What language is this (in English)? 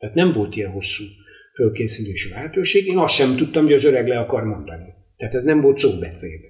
Hungarian